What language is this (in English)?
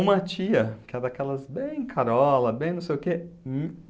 Portuguese